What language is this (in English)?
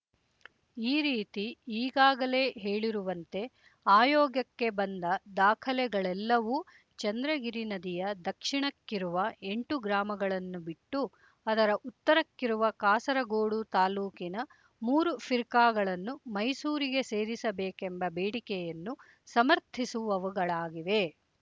Kannada